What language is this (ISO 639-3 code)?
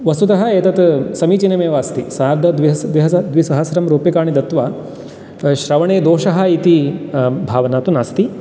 san